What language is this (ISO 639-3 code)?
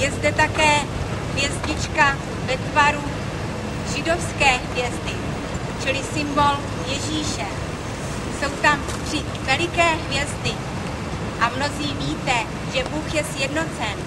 ces